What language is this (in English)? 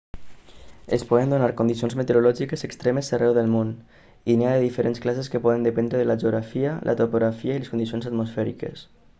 Catalan